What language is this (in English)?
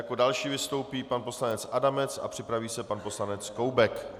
Czech